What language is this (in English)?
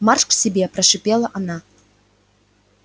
Russian